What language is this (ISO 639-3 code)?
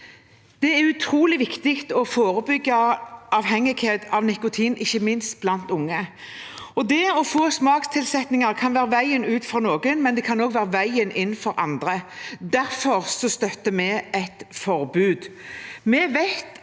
nor